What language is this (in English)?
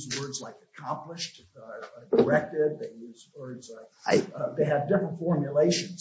English